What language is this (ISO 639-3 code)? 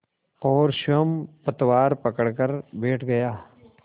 hin